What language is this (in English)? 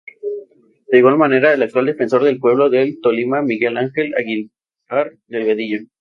Spanish